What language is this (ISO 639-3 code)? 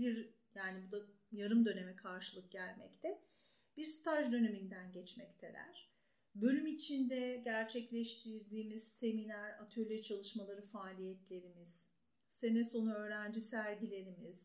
tur